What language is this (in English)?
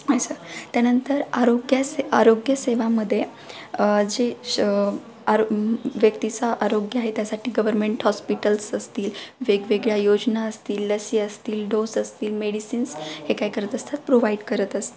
Marathi